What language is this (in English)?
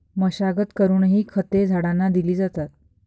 Marathi